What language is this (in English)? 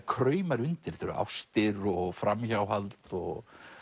Icelandic